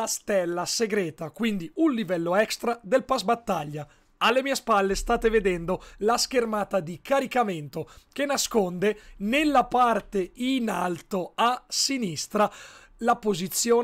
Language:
Italian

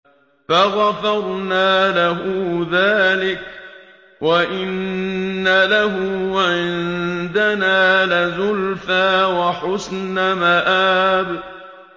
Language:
Arabic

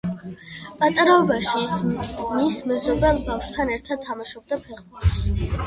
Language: Georgian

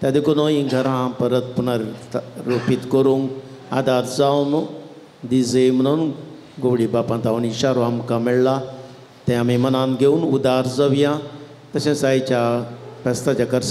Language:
Marathi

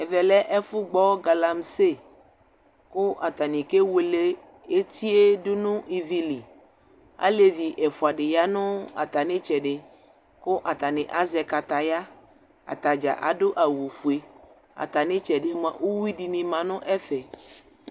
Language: Ikposo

